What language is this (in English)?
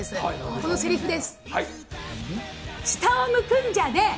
Japanese